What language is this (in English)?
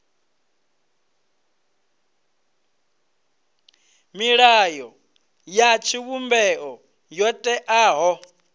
Venda